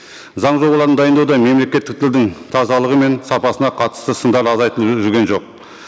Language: Kazakh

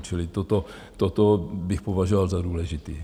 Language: Czech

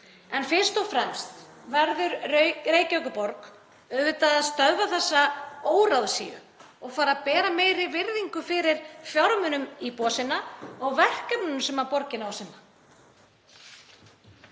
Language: Icelandic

